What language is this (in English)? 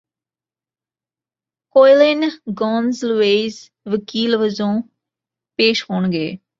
Punjabi